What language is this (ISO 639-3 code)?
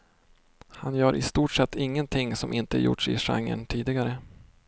swe